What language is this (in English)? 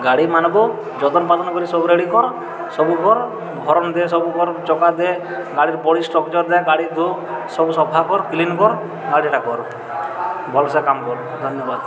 Odia